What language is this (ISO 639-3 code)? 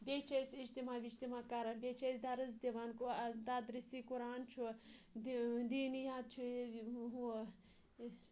kas